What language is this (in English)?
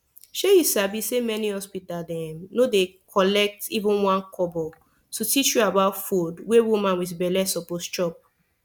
Nigerian Pidgin